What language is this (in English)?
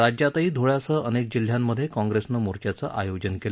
Marathi